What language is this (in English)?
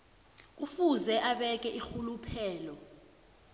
South Ndebele